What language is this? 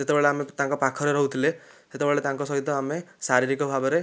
Odia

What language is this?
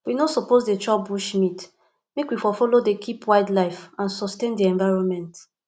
Nigerian Pidgin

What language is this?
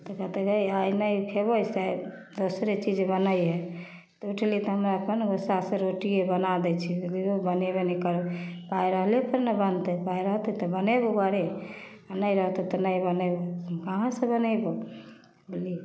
Maithili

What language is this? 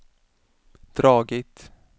Swedish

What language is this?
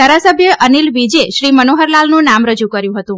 Gujarati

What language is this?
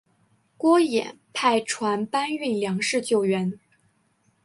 Chinese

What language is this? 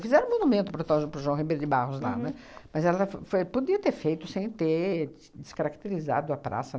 Portuguese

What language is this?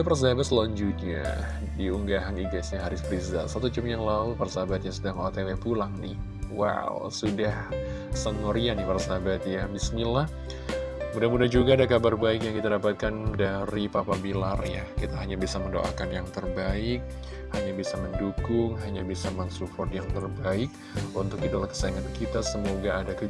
Indonesian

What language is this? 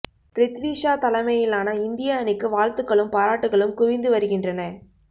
Tamil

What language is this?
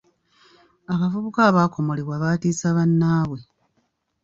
Ganda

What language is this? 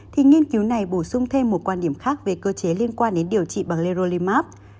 Vietnamese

